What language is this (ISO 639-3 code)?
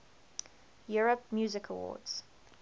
eng